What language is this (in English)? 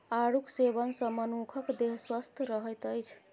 Maithili